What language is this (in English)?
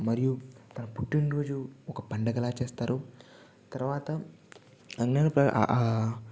Telugu